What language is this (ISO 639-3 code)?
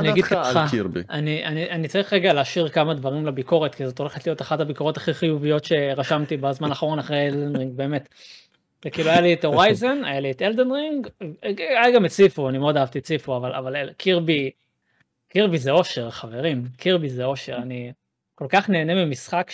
heb